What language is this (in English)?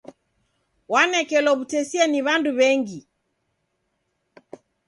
Taita